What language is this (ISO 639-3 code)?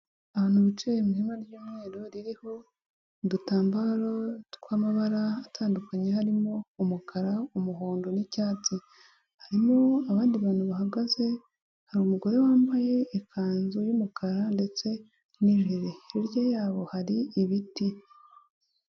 kin